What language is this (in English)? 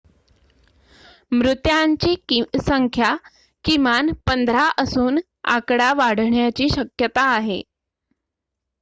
Marathi